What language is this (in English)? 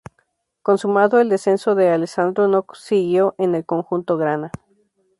Spanish